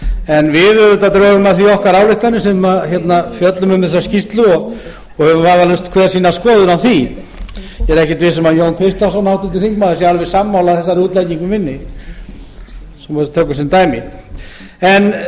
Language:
Icelandic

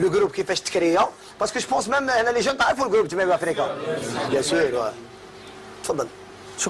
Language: Arabic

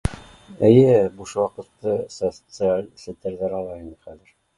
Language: Bashkir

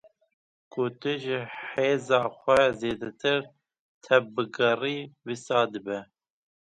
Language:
Kurdish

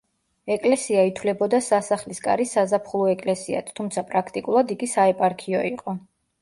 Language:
Georgian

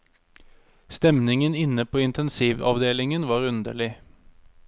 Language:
Norwegian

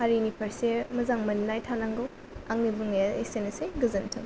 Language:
Bodo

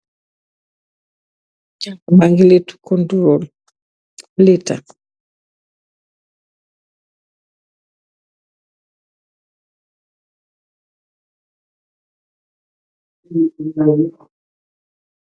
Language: Wolof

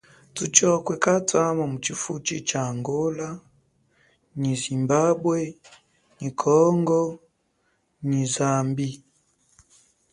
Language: Chokwe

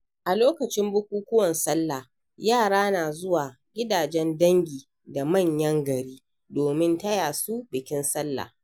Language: Hausa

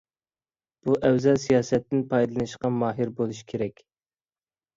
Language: Uyghur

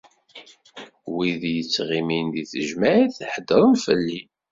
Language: Kabyle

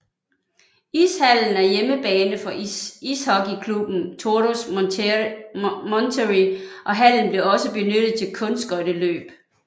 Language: Danish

